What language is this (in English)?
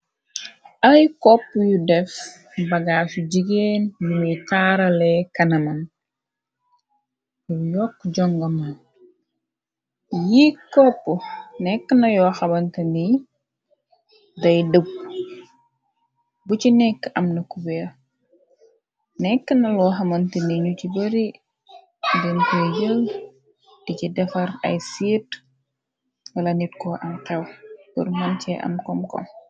Wolof